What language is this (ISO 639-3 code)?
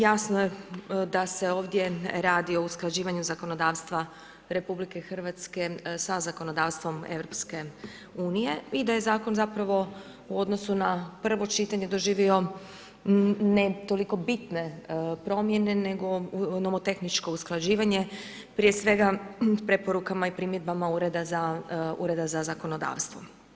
hrv